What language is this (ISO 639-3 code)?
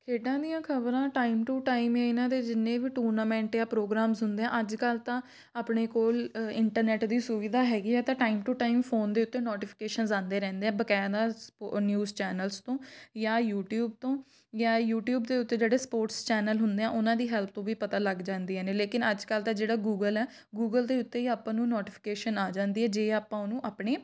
pan